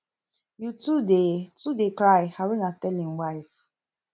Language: Nigerian Pidgin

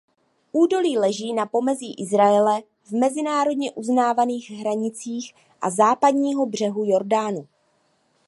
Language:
Czech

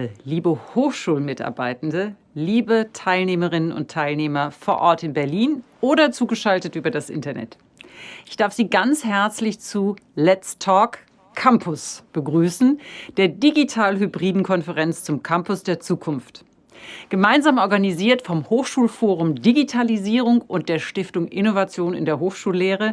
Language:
German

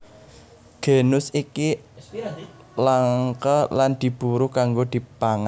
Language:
Javanese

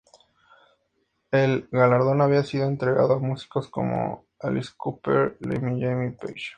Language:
Spanish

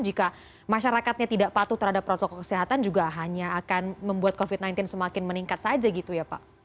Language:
Indonesian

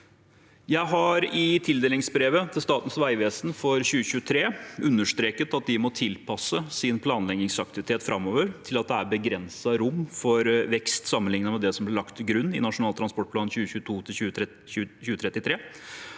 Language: Norwegian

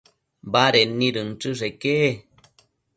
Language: Matsés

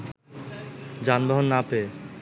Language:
Bangla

